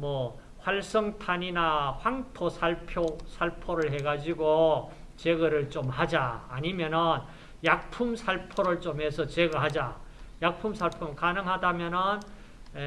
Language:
Korean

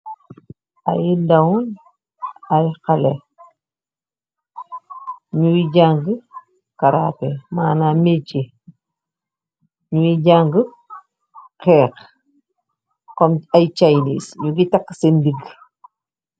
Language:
Wolof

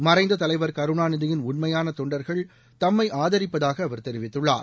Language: Tamil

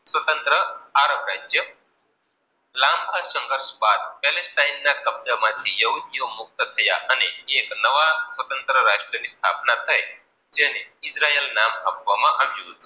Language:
Gujarati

